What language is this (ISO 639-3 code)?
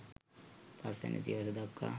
sin